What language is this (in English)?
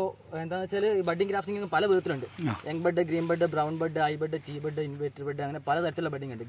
Indonesian